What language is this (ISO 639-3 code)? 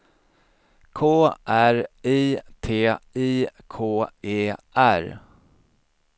swe